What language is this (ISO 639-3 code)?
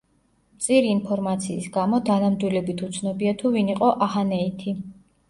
kat